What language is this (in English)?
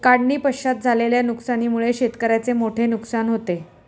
Marathi